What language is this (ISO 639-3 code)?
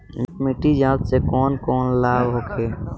bho